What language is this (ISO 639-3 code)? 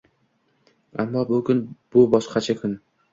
uzb